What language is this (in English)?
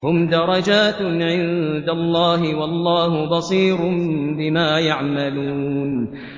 Arabic